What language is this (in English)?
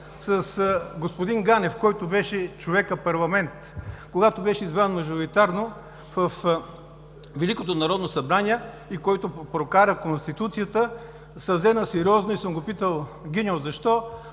Bulgarian